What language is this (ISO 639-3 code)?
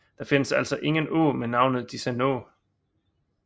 dan